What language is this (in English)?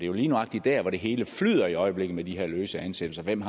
Danish